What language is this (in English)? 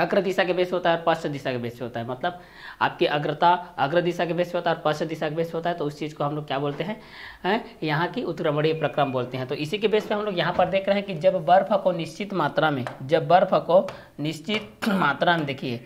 Hindi